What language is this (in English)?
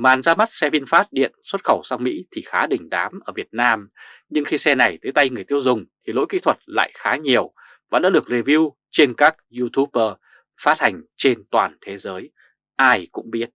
Vietnamese